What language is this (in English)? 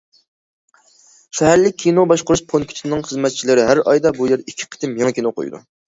Uyghur